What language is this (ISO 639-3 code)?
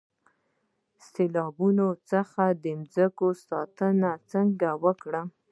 pus